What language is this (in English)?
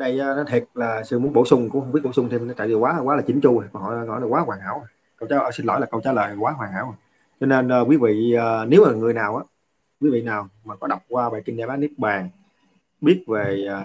Vietnamese